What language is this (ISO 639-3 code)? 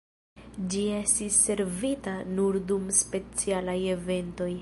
epo